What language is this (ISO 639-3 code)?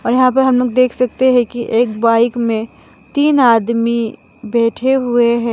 hin